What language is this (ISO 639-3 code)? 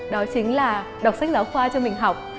vie